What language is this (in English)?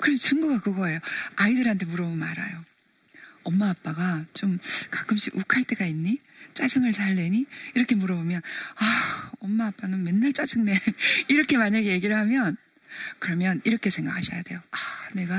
Korean